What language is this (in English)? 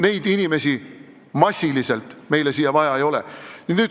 Estonian